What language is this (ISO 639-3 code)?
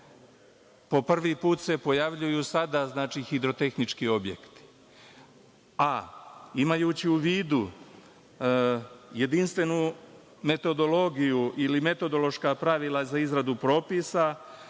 srp